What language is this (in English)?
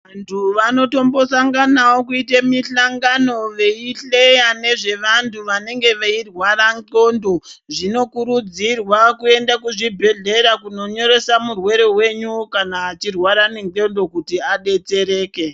Ndau